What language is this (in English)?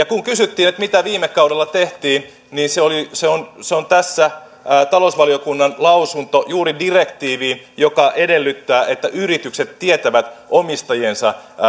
Finnish